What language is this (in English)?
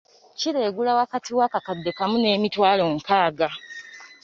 Ganda